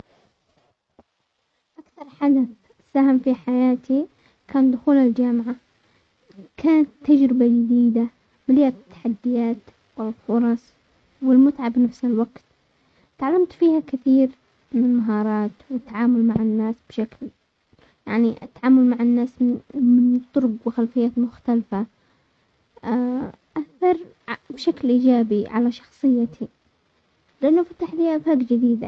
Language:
Omani Arabic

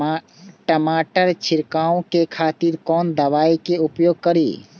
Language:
Maithili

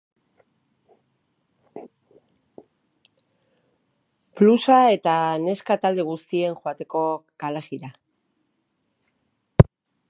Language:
Basque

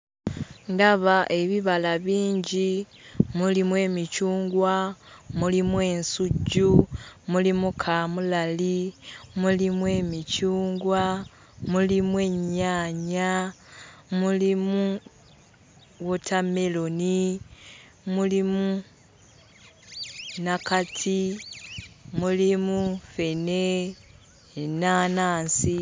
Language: Ganda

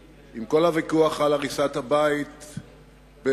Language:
Hebrew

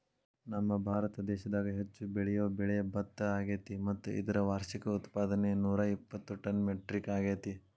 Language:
Kannada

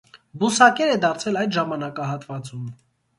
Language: Armenian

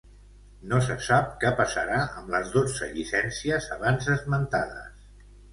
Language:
Catalan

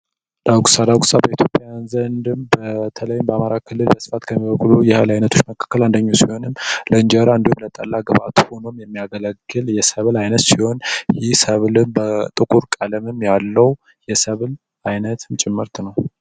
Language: Amharic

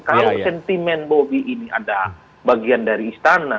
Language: Indonesian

